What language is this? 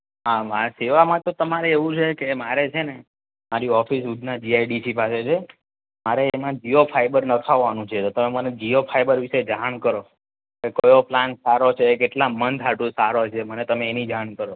Gujarati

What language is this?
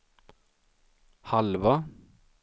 Swedish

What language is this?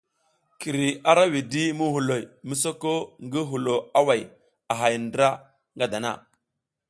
South Giziga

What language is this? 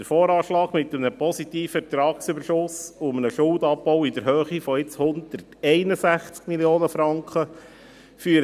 Swiss German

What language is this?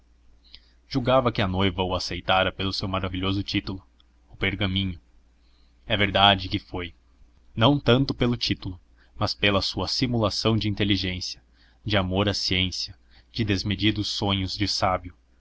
Portuguese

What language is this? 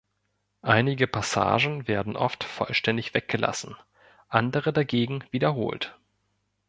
German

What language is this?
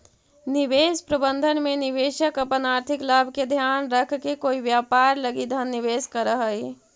Magahi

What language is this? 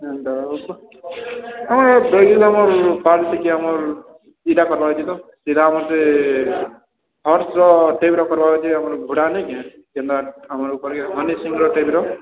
Odia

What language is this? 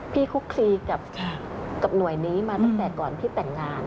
Thai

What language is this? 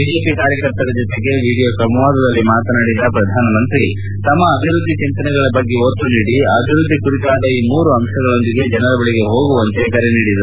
Kannada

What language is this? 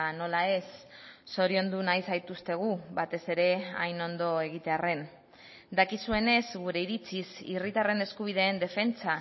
Basque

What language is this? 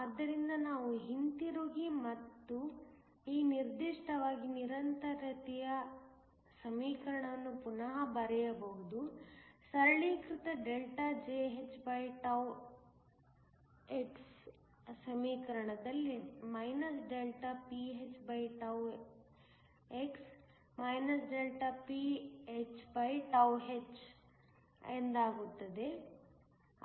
Kannada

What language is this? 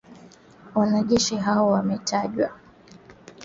Swahili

